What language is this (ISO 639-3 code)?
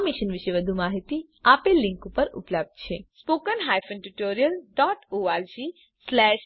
guj